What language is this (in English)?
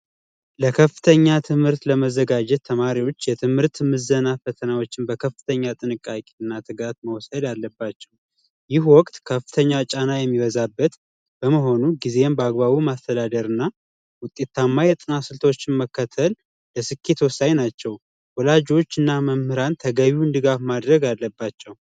Amharic